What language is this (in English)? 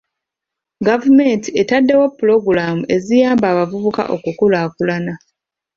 Ganda